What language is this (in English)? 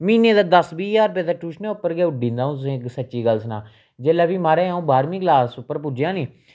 Dogri